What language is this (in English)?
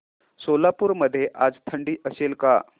Marathi